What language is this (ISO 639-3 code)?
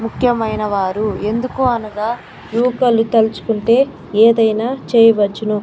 tel